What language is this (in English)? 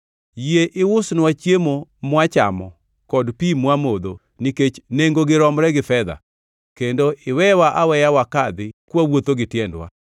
Luo (Kenya and Tanzania)